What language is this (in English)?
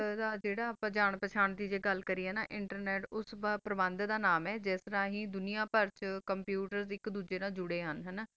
Punjabi